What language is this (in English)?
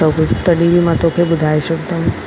Sindhi